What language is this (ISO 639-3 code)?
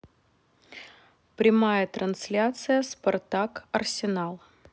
rus